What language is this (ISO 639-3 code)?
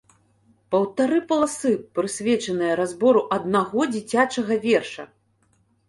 bel